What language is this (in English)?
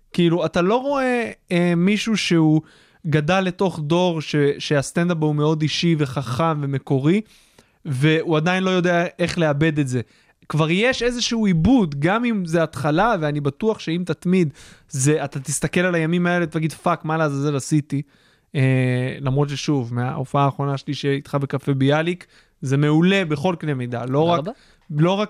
Hebrew